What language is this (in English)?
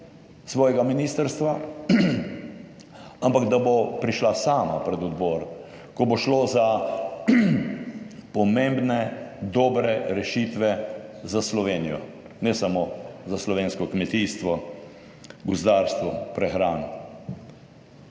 Slovenian